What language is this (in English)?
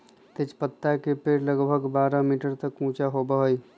Magahi